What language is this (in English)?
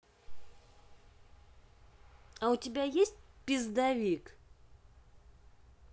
Russian